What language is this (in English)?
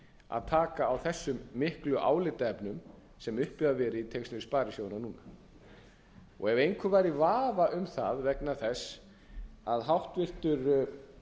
Icelandic